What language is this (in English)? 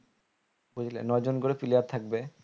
Bangla